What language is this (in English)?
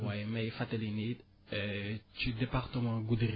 Wolof